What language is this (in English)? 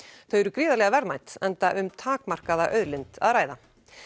Icelandic